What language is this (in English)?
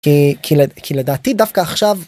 Hebrew